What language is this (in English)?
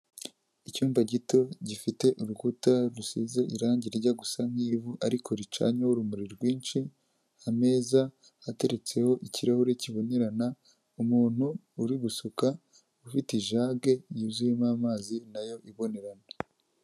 Kinyarwanda